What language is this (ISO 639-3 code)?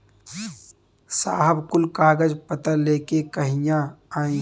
bho